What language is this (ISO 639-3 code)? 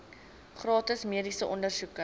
afr